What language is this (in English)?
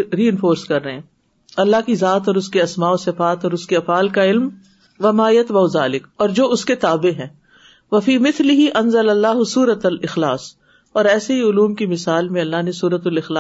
Urdu